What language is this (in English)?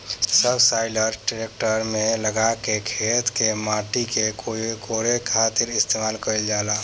Bhojpuri